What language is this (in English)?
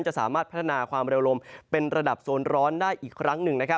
Thai